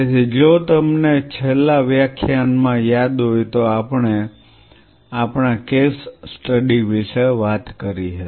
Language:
Gujarati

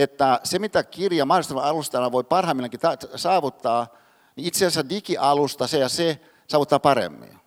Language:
Finnish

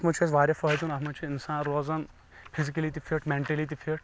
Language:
Kashmiri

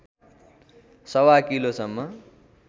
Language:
Nepali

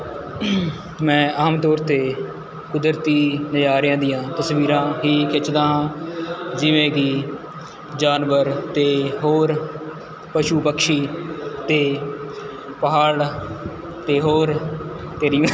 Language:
Punjabi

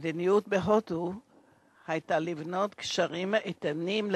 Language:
Hebrew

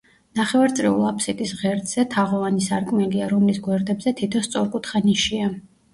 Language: Georgian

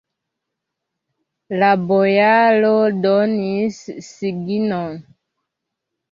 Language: Esperanto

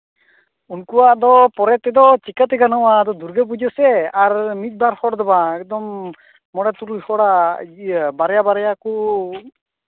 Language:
Santali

